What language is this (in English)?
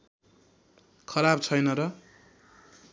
Nepali